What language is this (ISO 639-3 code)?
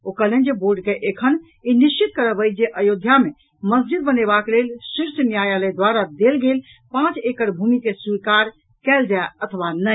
mai